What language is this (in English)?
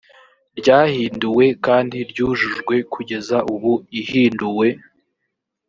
Kinyarwanda